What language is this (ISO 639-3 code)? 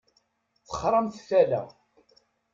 kab